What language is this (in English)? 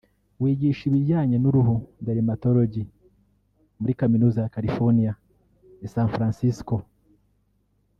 Kinyarwanda